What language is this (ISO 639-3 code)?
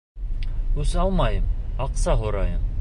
bak